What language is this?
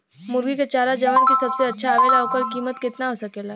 Bhojpuri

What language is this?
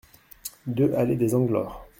French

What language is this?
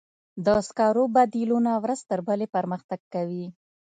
Pashto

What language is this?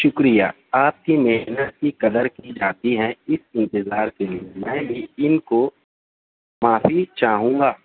Urdu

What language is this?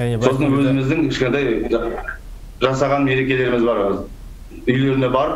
Russian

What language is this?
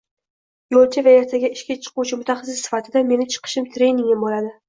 Uzbek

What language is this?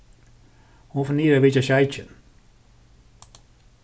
Faroese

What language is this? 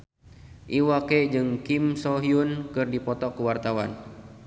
Sundanese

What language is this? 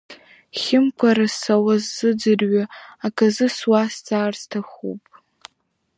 Abkhazian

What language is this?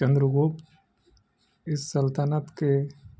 Urdu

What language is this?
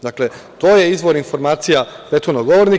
Serbian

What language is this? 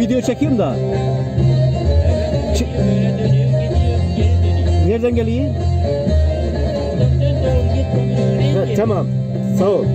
Turkish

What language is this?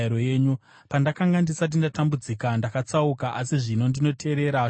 Shona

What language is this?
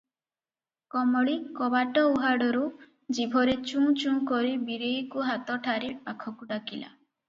Odia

